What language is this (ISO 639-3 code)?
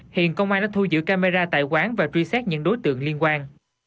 vie